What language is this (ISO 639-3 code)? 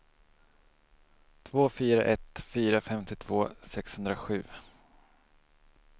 swe